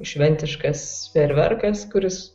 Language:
Lithuanian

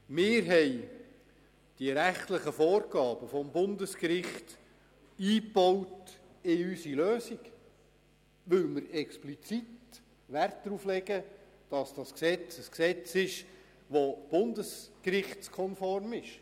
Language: Swiss German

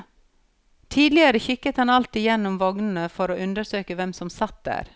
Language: Norwegian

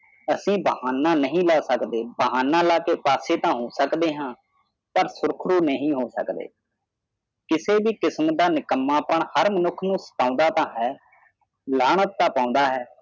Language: Punjabi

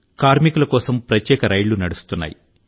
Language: Telugu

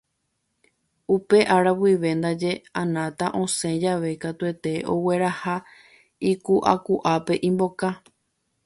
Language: Guarani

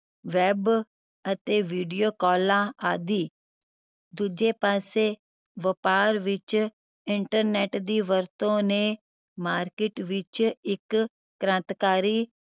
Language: Punjabi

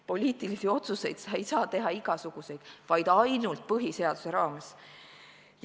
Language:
Estonian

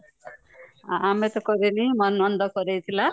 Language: Odia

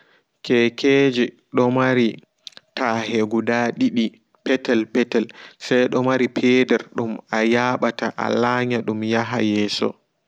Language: Fula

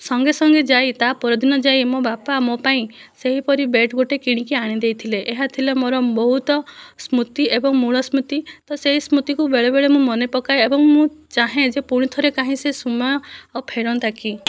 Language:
Odia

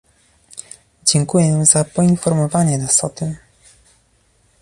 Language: Polish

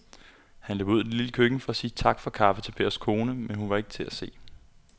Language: Danish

